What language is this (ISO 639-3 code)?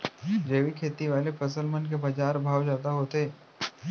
hne